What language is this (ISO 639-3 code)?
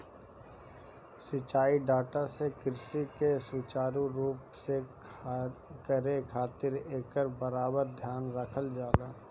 bho